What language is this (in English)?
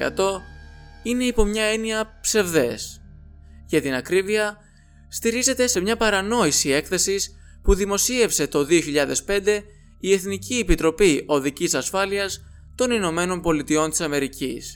Greek